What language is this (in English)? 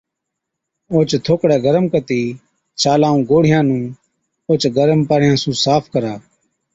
Od